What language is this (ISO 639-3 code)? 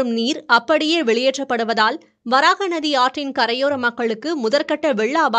tam